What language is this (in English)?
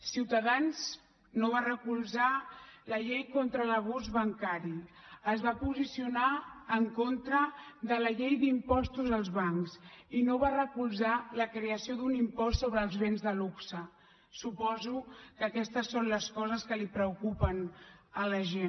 Catalan